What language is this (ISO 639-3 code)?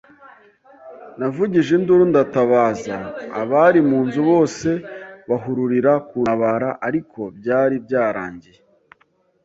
kin